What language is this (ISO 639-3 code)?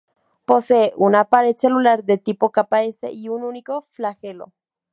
spa